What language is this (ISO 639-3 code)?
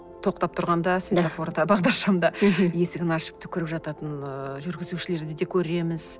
kaz